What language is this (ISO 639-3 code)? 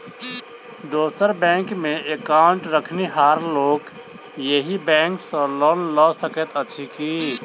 mai